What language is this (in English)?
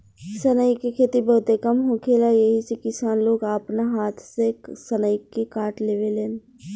Bhojpuri